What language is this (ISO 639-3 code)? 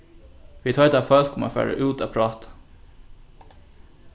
fao